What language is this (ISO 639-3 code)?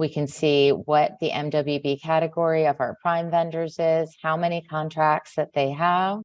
eng